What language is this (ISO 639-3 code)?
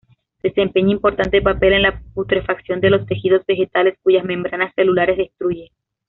spa